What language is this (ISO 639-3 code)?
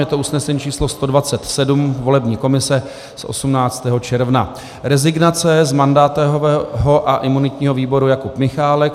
ces